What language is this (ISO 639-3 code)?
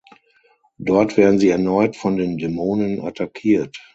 deu